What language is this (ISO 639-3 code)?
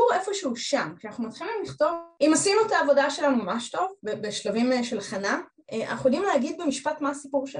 heb